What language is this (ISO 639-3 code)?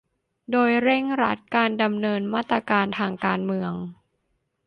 tha